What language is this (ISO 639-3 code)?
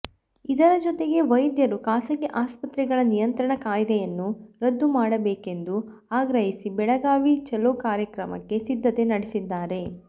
kan